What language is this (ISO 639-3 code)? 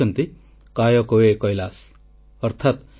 ori